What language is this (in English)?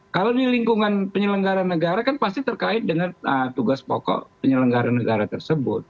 Indonesian